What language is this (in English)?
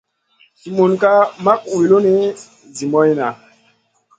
Masana